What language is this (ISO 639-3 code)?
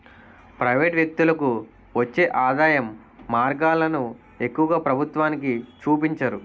tel